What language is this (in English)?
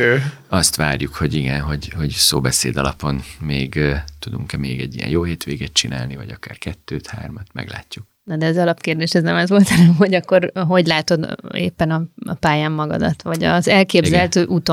Hungarian